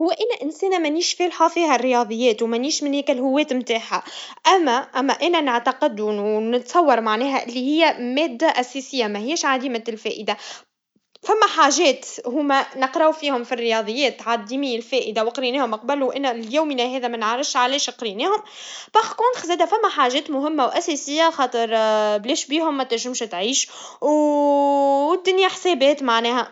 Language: Tunisian Arabic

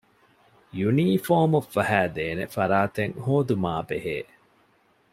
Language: Divehi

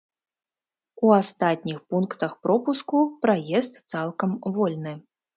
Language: Belarusian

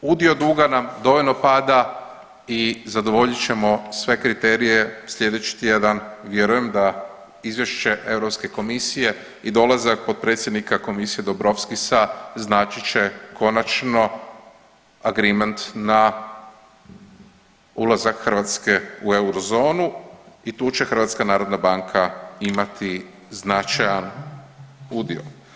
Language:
Croatian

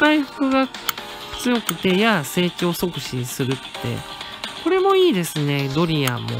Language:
Japanese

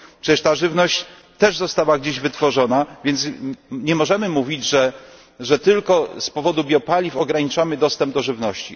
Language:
Polish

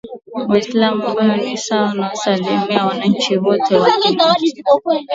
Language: Swahili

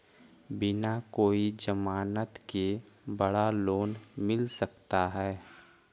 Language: Magahi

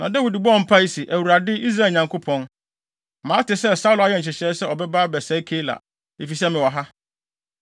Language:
Akan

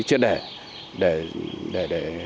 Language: Vietnamese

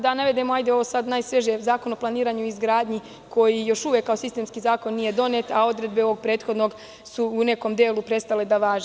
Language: Serbian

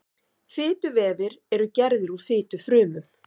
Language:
Icelandic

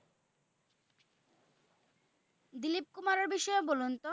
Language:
Bangla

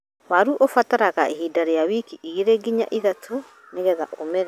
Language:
Kikuyu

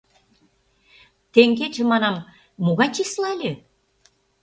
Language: Mari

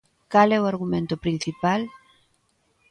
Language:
Galician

